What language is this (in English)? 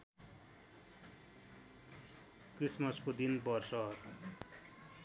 Nepali